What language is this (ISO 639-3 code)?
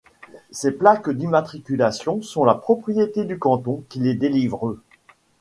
fra